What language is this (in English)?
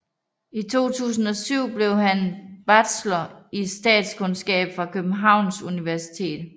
Danish